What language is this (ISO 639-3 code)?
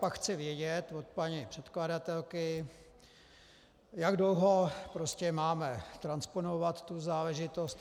ces